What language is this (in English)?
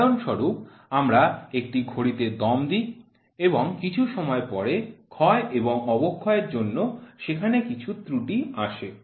Bangla